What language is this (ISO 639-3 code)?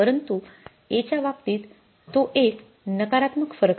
mar